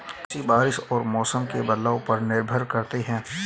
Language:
Hindi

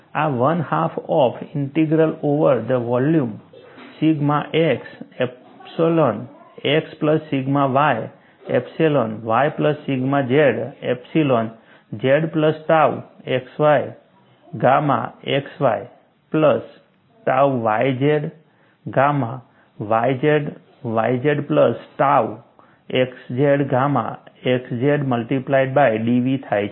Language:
Gujarati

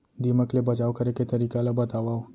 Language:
Chhattisgarhi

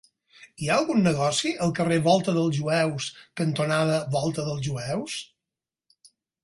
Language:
Catalan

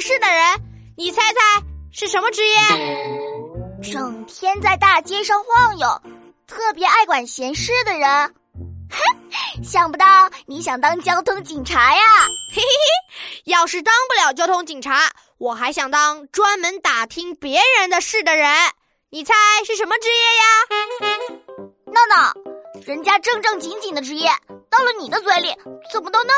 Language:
Chinese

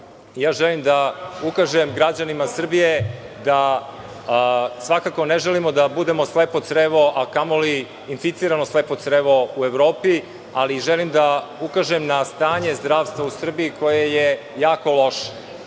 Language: Serbian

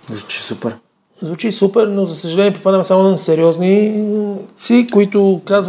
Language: Bulgarian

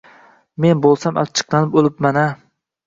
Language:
Uzbek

